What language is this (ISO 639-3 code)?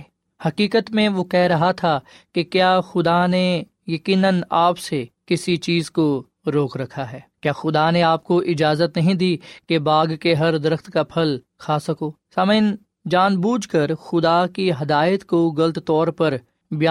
urd